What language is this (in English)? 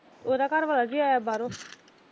Punjabi